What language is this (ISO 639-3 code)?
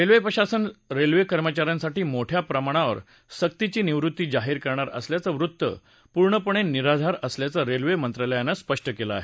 mar